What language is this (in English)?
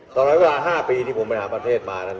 Thai